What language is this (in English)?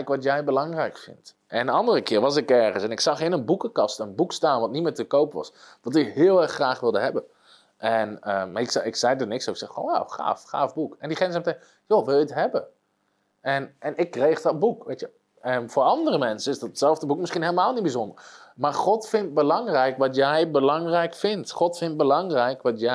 Dutch